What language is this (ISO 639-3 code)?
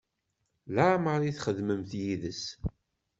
kab